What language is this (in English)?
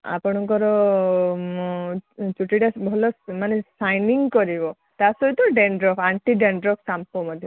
Odia